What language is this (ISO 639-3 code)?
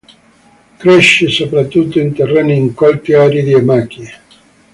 ita